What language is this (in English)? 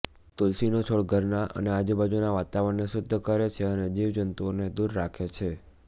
Gujarati